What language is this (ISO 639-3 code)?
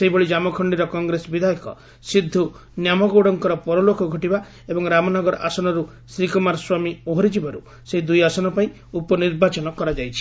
ori